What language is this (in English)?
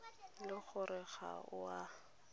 Tswana